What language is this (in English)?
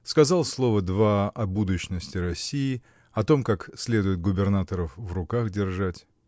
Russian